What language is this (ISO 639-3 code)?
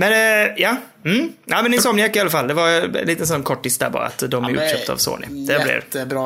swe